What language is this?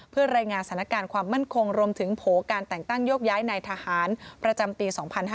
Thai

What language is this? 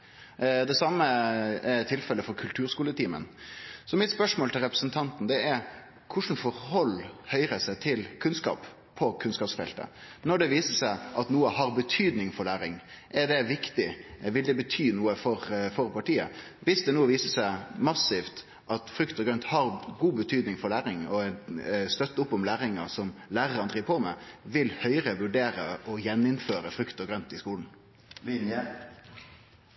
Norwegian Nynorsk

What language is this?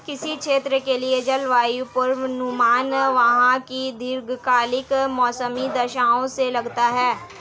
Hindi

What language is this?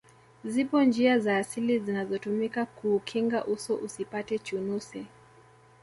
Swahili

